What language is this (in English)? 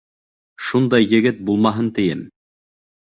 Bashkir